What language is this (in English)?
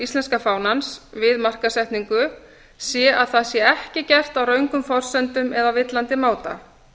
Icelandic